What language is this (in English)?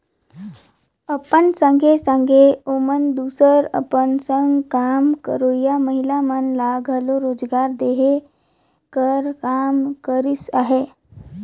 Chhattisgarhi